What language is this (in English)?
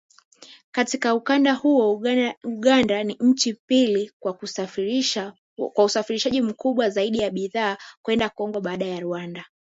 Swahili